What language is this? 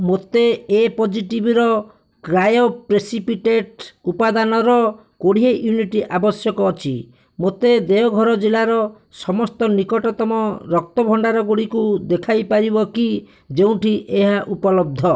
Odia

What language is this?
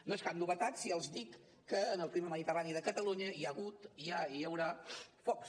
Catalan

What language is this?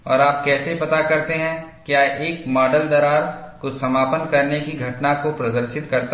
Hindi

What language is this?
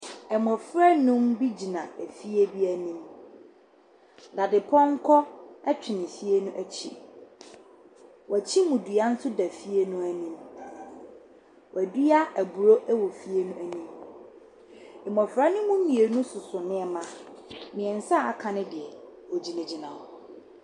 Akan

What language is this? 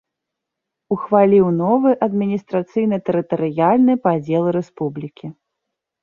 Belarusian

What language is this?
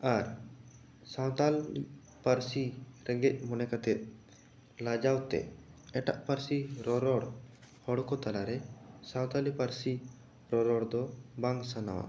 Santali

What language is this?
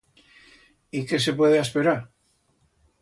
Aragonese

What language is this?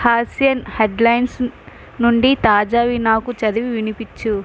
Telugu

